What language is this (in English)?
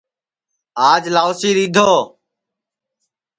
Sansi